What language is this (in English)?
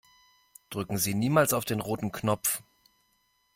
German